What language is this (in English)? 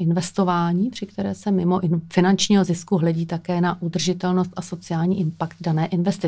Czech